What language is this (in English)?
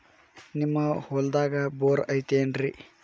Kannada